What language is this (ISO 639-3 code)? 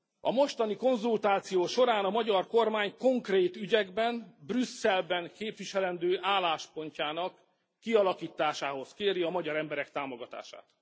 hun